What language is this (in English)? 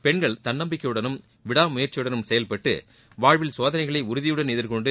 Tamil